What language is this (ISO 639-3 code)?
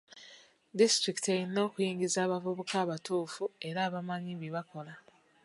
lug